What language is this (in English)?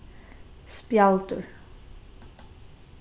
Faroese